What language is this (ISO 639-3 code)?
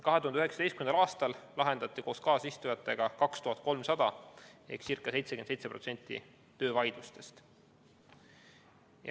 est